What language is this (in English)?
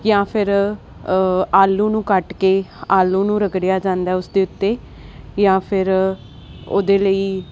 Punjabi